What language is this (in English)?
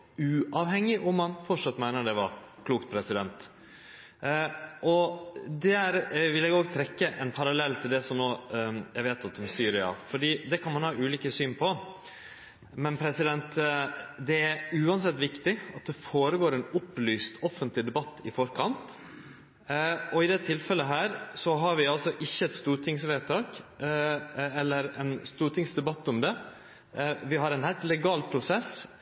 Norwegian Nynorsk